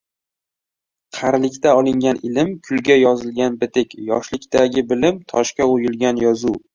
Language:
Uzbek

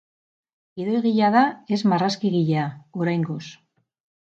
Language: Basque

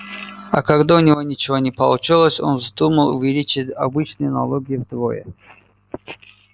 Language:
Russian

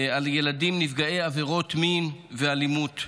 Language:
Hebrew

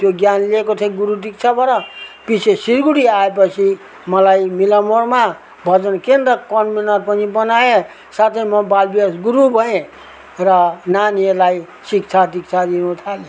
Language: Nepali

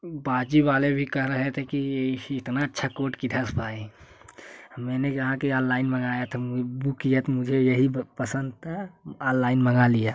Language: Hindi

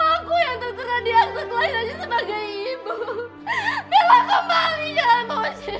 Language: Indonesian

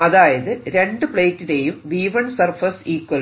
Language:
Malayalam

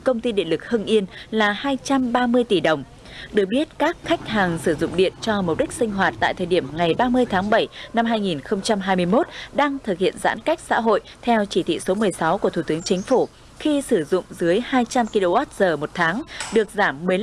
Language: Vietnamese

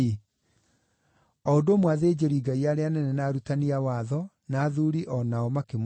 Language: Kikuyu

